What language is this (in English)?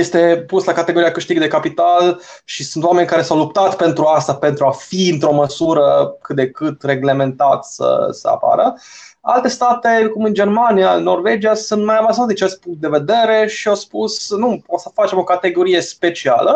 Romanian